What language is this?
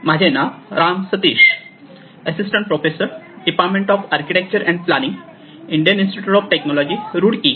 Marathi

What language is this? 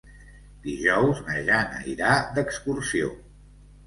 Catalan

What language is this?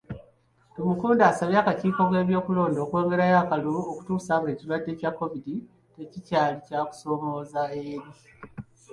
Ganda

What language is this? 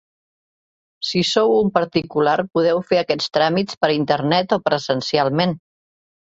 Catalan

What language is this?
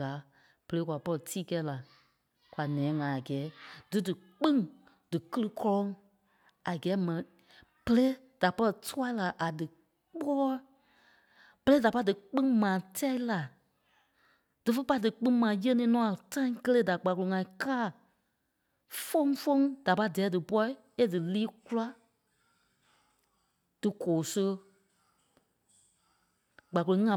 Kpelle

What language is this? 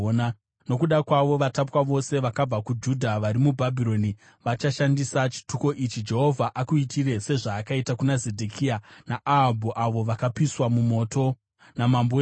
Shona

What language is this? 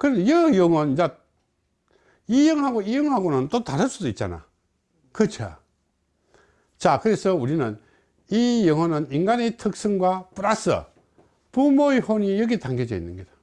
Korean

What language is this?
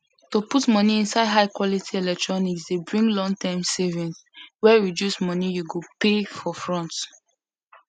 Nigerian Pidgin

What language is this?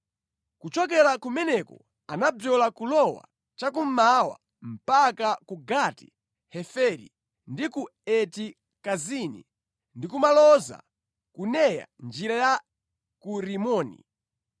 Nyanja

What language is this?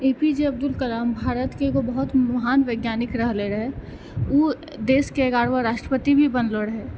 Maithili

